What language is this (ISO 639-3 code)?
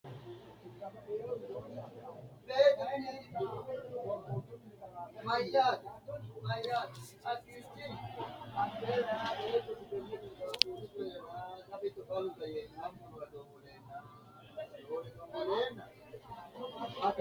sid